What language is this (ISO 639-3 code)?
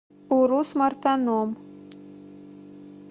rus